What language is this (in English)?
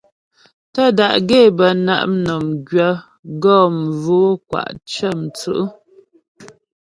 Ghomala